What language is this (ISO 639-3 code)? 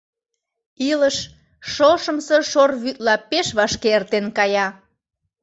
chm